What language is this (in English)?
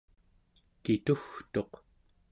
Central Yupik